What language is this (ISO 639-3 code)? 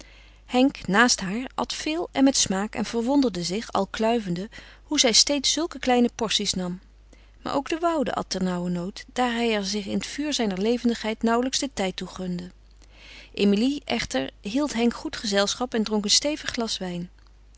nld